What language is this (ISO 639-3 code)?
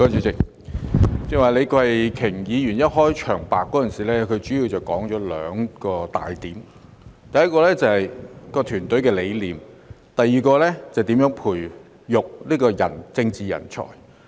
yue